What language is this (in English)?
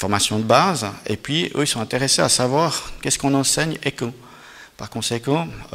French